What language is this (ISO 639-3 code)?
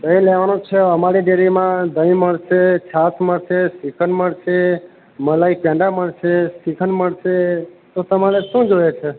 guj